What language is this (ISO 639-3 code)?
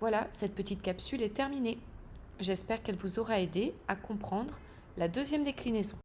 fra